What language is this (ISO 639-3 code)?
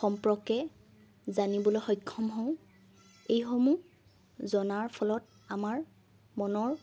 asm